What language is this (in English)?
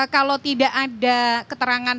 Indonesian